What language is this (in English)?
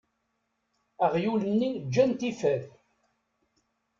Kabyle